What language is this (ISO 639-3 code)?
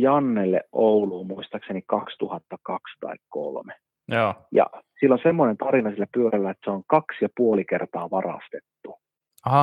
fin